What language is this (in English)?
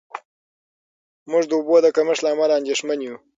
Pashto